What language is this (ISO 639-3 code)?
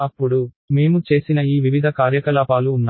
tel